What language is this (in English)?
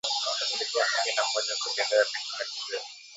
Swahili